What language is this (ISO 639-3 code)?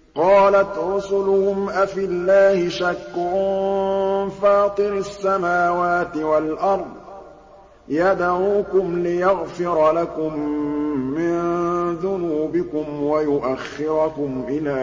ara